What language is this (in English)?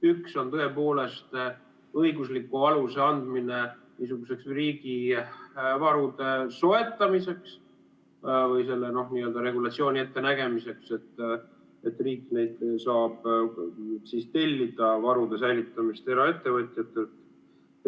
Estonian